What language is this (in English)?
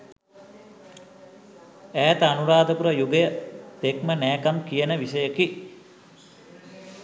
Sinhala